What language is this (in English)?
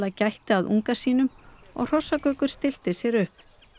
Icelandic